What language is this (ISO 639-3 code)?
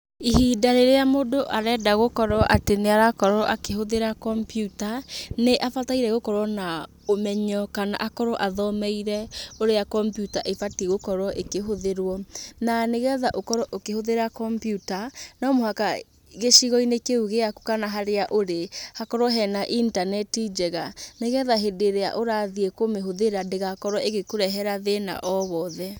kik